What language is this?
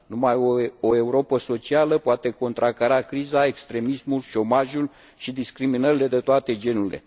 Romanian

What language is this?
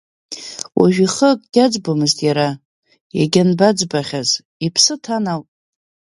Abkhazian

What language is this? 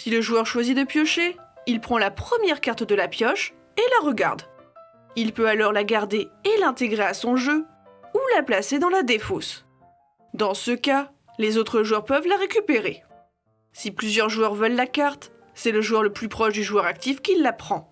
French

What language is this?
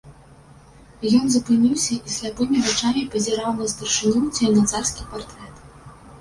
Belarusian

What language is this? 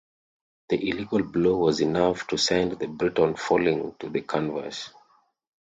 English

